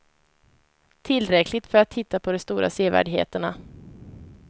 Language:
Swedish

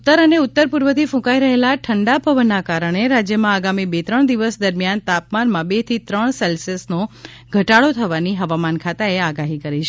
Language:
Gujarati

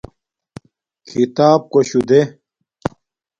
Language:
Domaaki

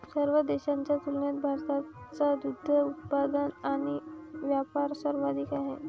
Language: Marathi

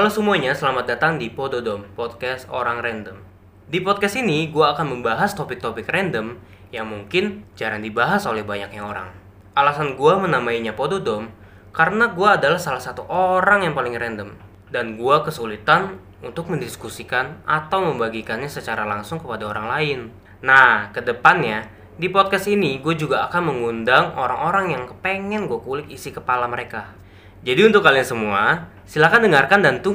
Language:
Indonesian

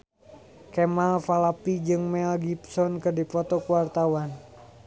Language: Sundanese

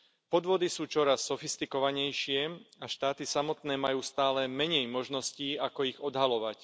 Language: Slovak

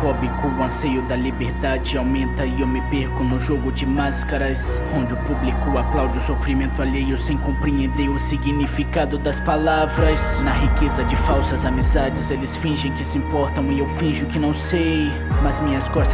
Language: Portuguese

